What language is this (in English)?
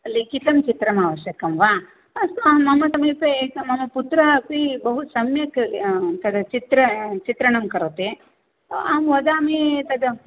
Sanskrit